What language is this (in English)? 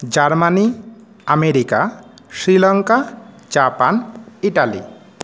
Sanskrit